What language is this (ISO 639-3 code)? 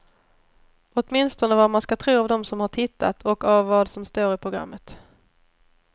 swe